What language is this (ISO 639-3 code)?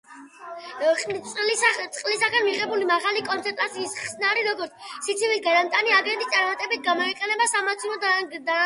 kat